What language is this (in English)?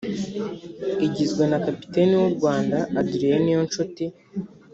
Kinyarwanda